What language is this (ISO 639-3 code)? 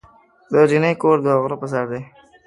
pus